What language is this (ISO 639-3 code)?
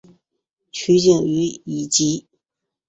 zho